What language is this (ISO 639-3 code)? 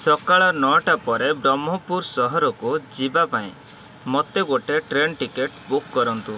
ori